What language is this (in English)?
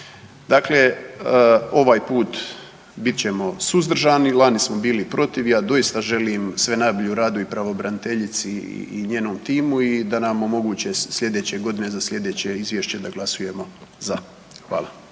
Croatian